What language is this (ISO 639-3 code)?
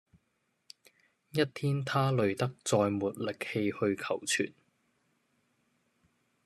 yue